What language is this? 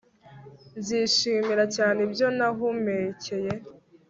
Kinyarwanda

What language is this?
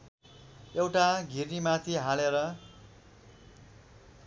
Nepali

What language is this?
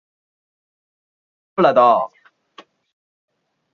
Chinese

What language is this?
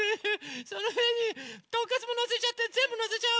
Japanese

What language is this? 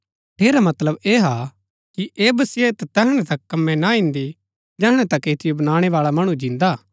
Gaddi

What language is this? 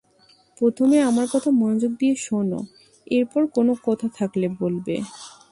Bangla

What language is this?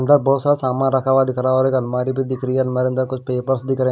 Hindi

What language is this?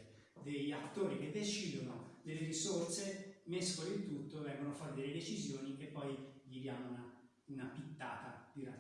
Italian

